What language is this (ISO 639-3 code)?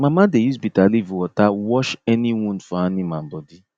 pcm